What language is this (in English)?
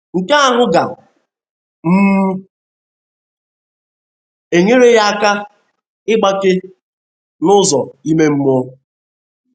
Igbo